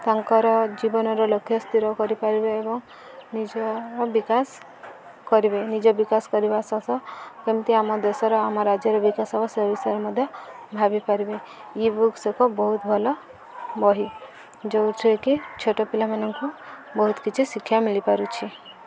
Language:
Odia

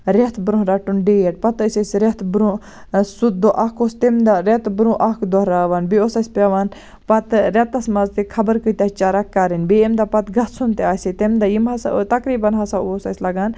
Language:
Kashmiri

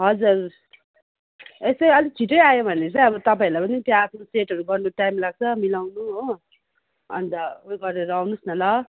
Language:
Nepali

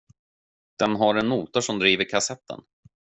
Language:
Swedish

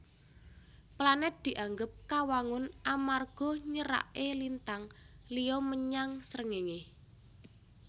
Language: Javanese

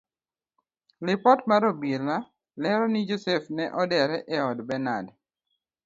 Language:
Luo (Kenya and Tanzania)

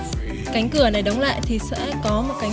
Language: Vietnamese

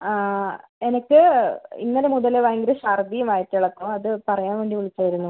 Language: Malayalam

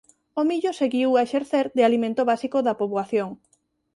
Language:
Galician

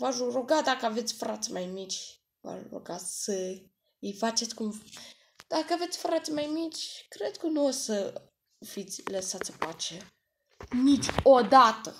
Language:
Romanian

